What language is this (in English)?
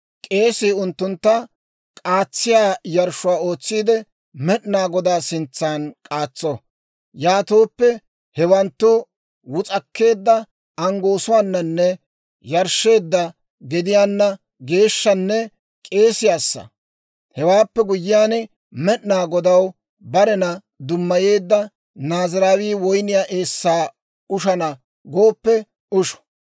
Dawro